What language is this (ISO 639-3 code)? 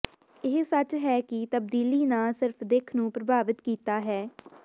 pan